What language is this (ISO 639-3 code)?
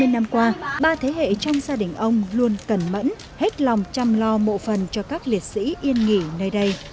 vie